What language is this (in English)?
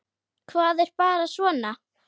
Icelandic